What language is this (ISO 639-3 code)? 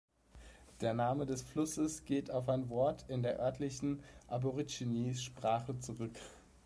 deu